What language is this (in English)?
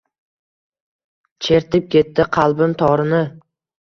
Uzbek